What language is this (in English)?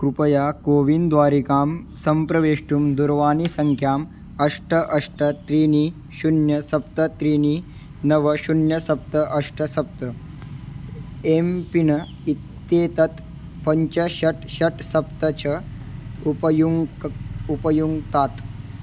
Sanskrit